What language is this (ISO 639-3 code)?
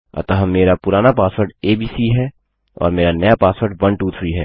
hin